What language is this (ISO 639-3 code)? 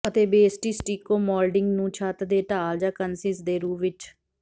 pan